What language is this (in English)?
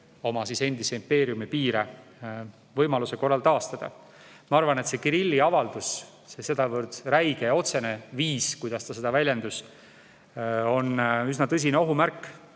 Estonian